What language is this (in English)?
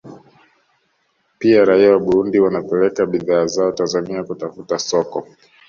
Swahili